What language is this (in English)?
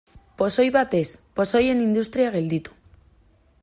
Basque